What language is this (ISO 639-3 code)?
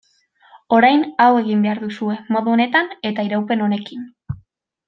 eus